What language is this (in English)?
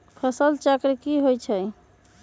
Magahi